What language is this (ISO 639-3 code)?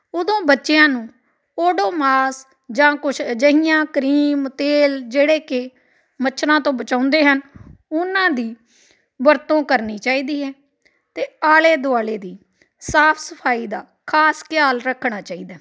pan